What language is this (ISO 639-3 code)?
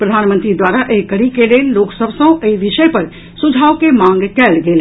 mai